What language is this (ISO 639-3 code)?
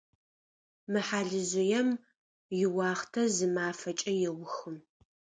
ady